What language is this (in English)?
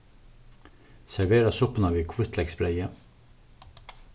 Faroese